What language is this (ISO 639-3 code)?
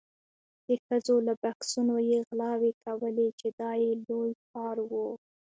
pus